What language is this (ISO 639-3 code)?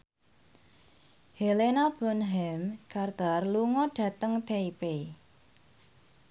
jav